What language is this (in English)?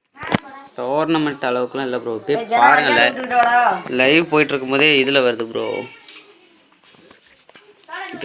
Tamil